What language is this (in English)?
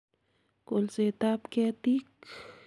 Kalenjin